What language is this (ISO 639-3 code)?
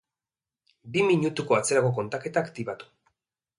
eus